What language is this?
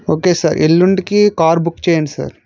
Telugu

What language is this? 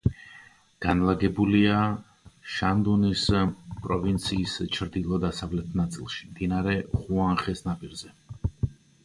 Georgian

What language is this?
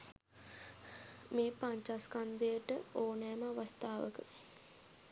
Sinhala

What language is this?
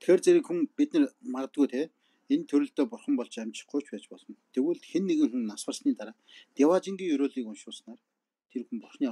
Turkish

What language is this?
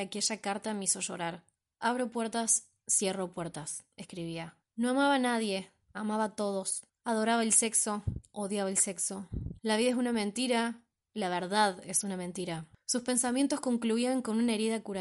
Spanish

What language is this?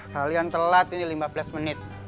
Indonesian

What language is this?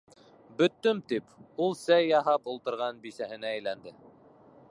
Bashkir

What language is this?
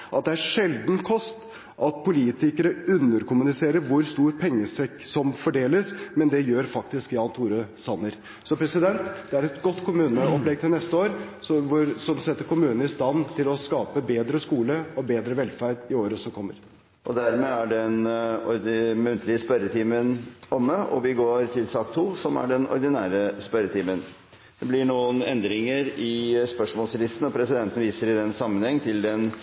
Norwegian Bokmål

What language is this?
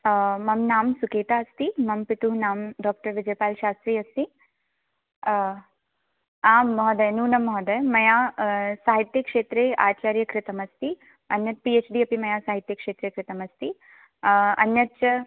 Sanskrit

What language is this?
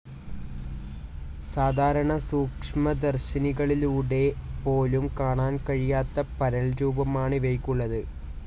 Malayalam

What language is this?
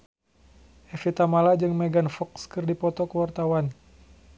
Sundanese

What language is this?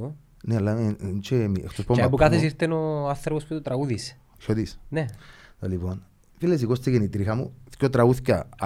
Greek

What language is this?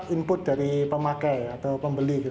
Indonesian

